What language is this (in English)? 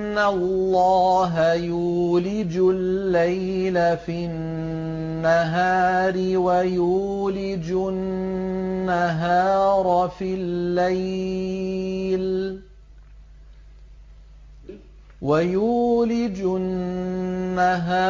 Arabic